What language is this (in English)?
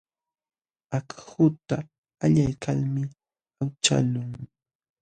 Jauja Wanca Quechua